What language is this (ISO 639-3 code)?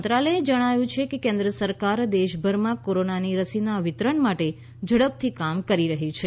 guj